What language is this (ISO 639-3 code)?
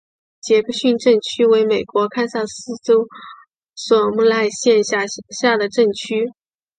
zho